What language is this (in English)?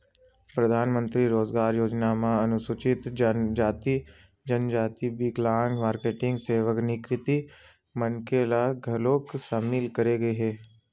Chhattisgarhi